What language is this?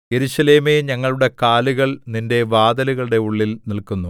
Malayalam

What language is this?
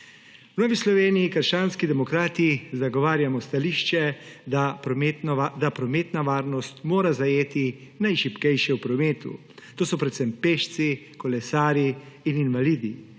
Slovenian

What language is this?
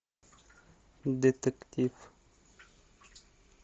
Russian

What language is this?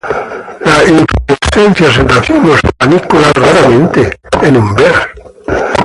Spanish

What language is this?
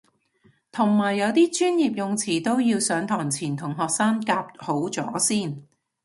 Cantonese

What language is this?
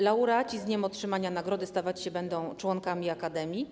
Polish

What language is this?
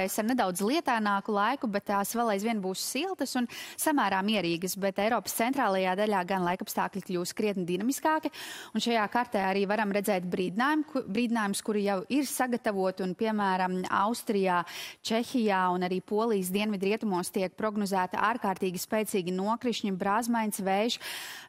Latvian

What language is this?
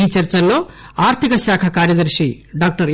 Telugu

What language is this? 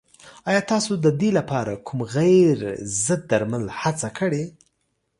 Pashto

